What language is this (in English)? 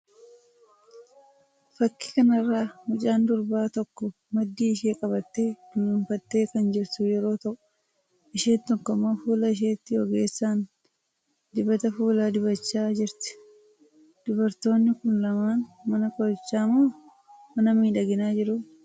Oromo